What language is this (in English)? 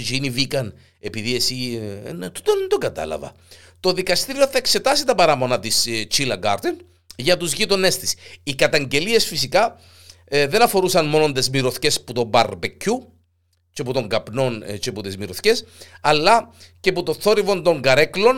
Greek